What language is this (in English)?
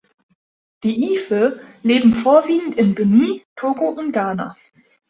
German